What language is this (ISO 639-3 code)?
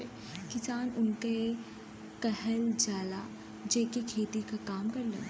bho